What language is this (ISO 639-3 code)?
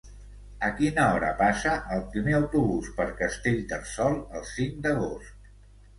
cat